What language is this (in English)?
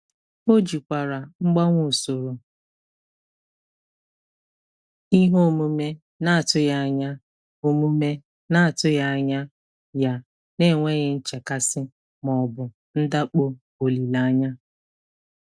Igbo